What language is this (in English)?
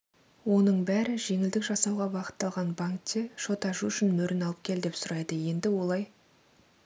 Kazakh